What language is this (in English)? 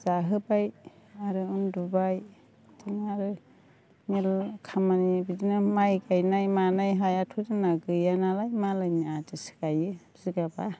Bodo